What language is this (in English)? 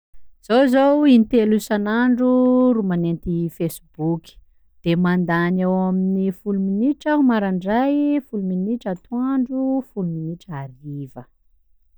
Sakalava Malagasy